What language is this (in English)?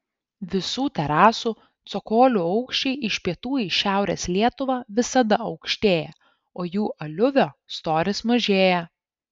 Lithuanian